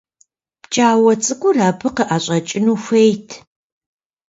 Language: Kabardian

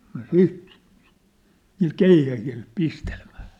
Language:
Finnish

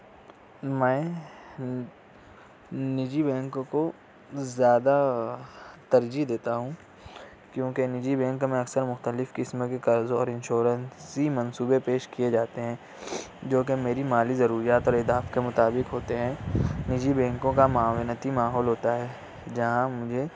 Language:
Urdu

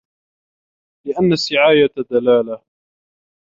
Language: Arabic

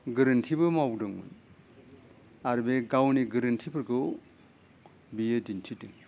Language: Bodo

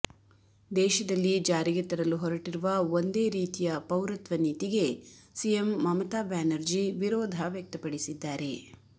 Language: Kannada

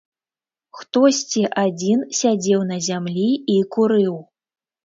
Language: Belarusian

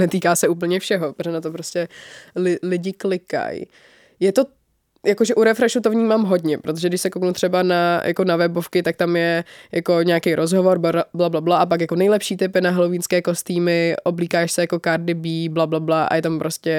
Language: Czech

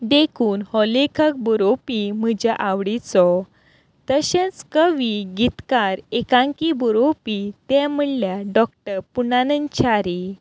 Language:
Konkani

